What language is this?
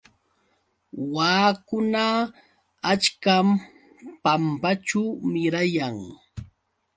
Yauyos Quechua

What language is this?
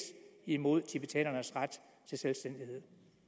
Danish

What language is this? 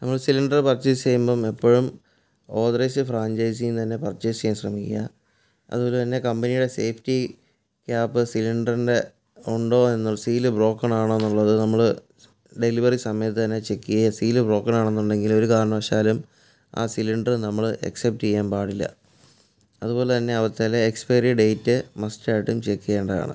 Malayalam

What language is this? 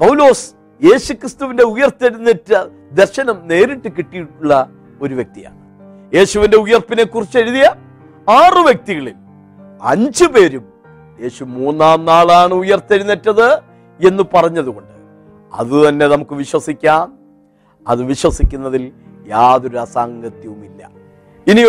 Malayalam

